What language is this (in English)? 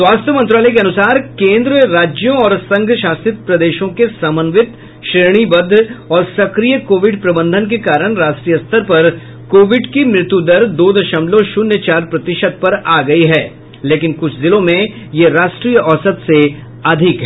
Hindi